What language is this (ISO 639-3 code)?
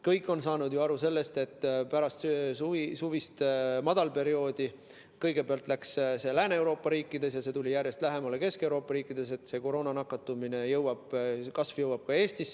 est